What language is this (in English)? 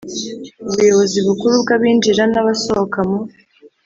Kinyarwanda